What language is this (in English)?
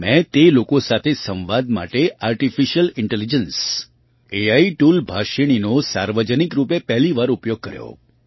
Gujarati